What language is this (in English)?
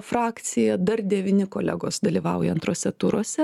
Lithuanian